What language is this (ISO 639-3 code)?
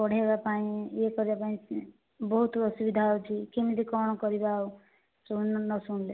ori